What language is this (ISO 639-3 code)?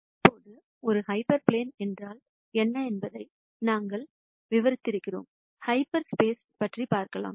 tam